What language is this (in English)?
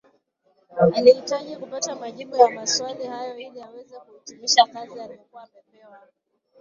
Swahili